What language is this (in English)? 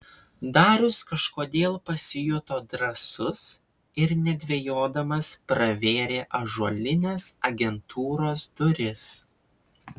Lithuanian